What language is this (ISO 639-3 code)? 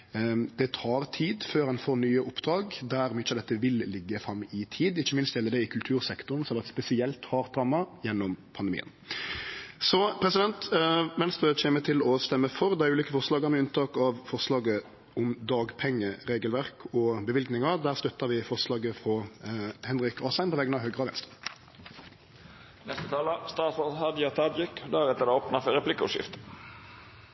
nno